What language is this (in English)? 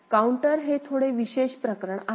Marathi